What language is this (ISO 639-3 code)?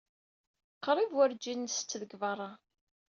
kab